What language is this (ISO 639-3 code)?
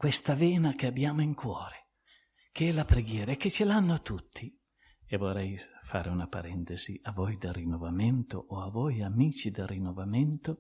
ita